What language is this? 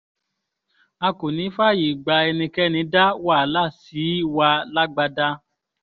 Yoruba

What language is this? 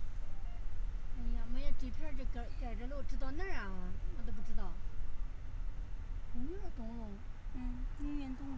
Chinese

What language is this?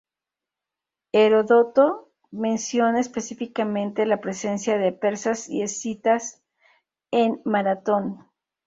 Spanish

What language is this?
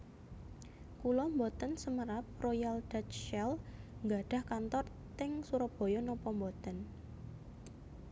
Javanese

